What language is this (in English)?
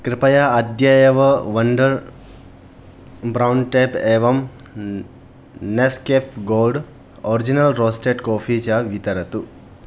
Sanskrit